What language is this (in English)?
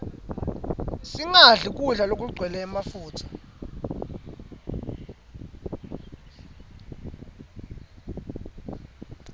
Swati